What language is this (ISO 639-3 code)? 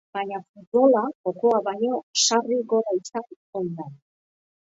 eus